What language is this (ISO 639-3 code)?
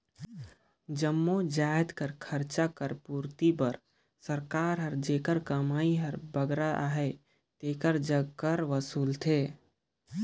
hne